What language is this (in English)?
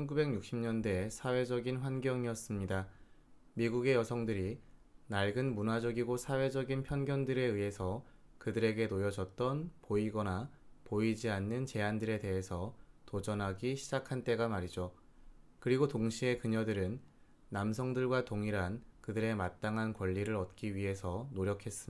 Korean